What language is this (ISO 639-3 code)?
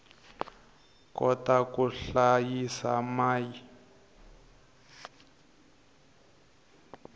tso